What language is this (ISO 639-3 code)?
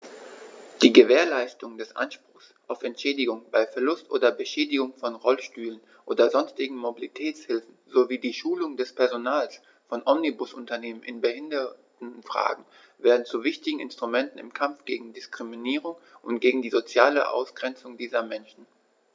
deu